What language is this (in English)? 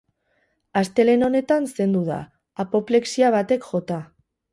Basque